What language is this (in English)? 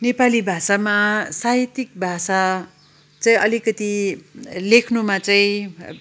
Nepali